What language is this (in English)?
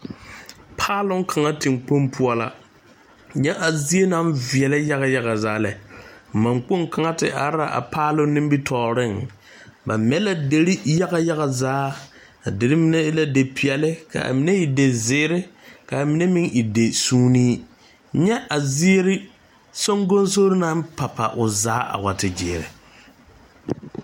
Southern Dagaare